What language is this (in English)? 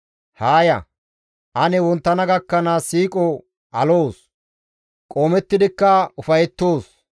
Gamo